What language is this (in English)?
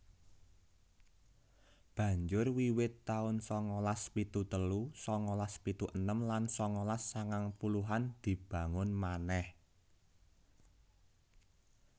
Javanese